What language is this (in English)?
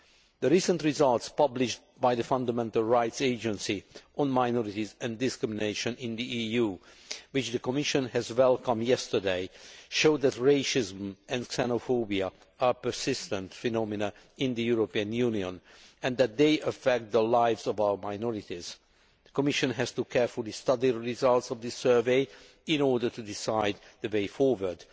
English